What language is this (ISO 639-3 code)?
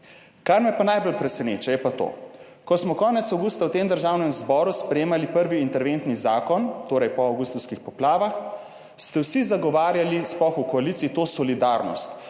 slv